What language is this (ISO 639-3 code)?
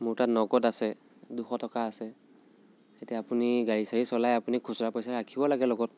asm